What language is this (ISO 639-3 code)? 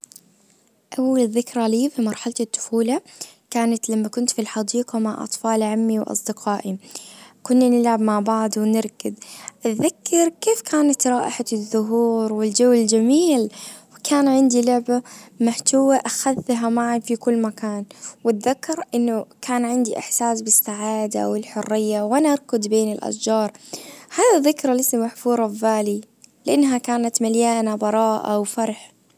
ars